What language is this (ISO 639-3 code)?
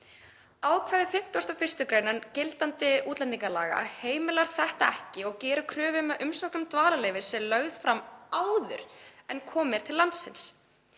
isl